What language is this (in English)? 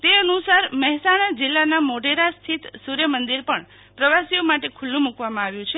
Gujarati